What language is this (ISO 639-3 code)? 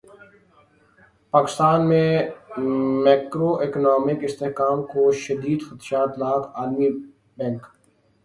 urd